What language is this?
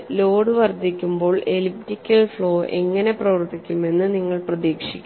Malayalam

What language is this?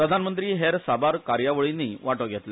Konkani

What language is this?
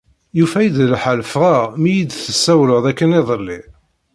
Kabyle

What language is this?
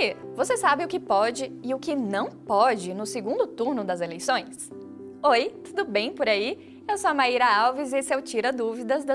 Portuguese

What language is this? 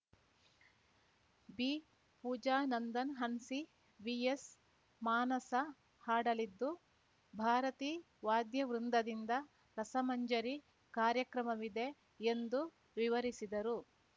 Kannada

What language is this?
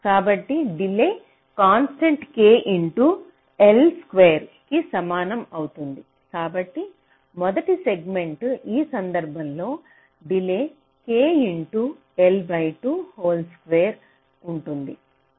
Telugu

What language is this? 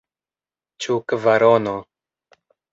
Esperanto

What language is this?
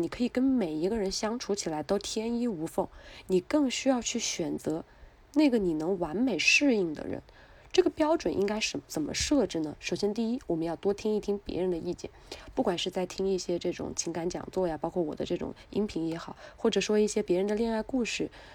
Chinese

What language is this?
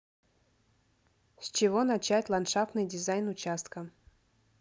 Russian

